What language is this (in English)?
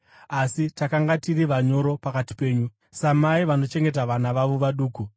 Shona